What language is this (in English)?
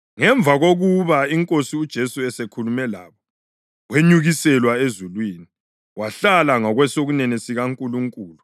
North Ndebele